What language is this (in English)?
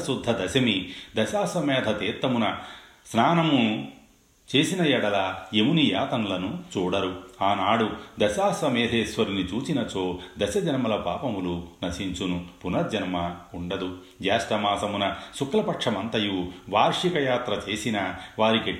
Telugu